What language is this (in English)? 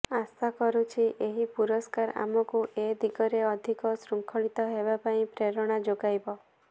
Odia